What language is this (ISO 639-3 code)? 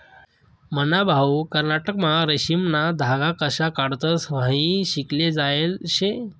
mar